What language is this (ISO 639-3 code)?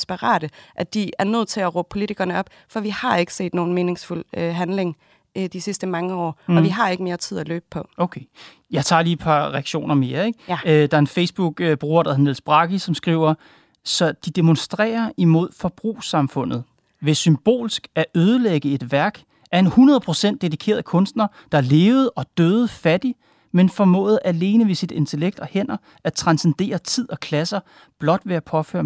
dan